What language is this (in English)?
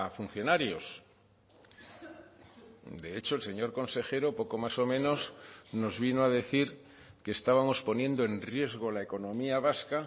Spanish